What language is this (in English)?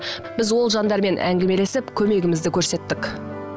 Kazakh